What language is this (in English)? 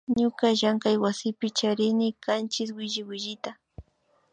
Imbabura Highland Quichua